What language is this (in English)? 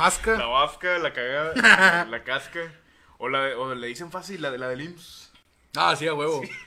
Spanish